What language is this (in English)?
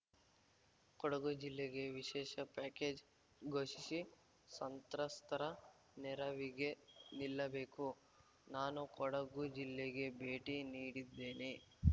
Kannada